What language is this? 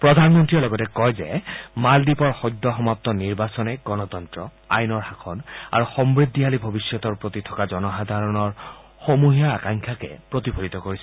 Assamese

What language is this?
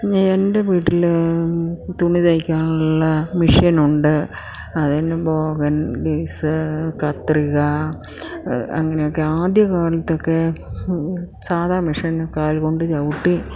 Malayalam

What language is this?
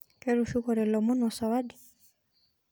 Masai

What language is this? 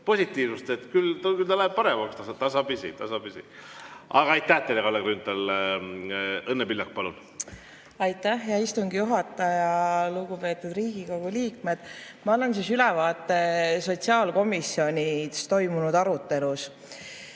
Estonian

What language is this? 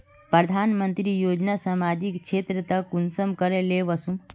Magahi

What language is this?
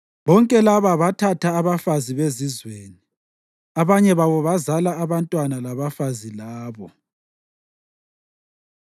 North Ndebele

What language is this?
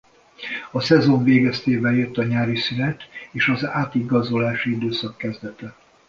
Hungarian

